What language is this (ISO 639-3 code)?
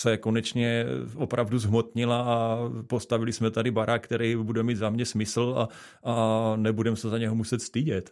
ces